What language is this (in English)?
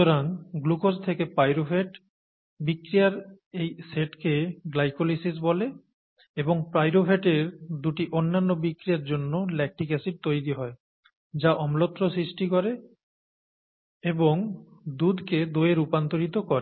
Bangla